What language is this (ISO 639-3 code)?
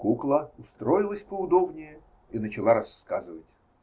rus